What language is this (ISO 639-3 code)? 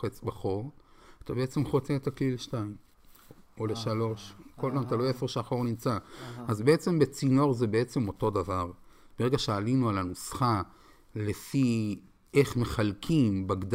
heb